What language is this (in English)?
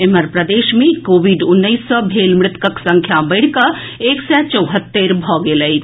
Maithili